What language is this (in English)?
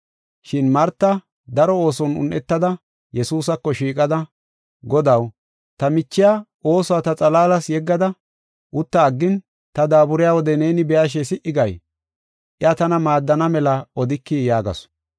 Gofa